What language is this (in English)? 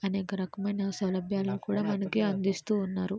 Telugu